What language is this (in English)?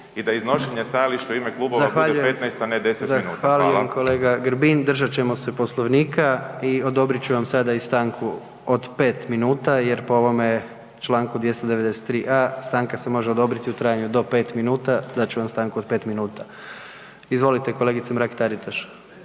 Croatian